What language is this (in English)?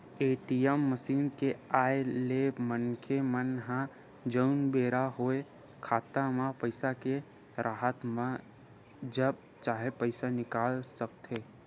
Chhattisgarhi